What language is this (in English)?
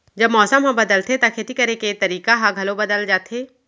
Chhattisgarhi